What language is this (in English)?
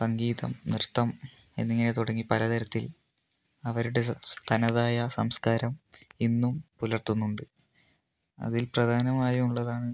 Malayalam